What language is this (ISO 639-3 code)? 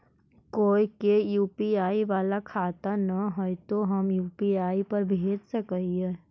mag